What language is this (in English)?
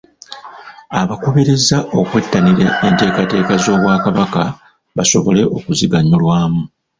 Ganda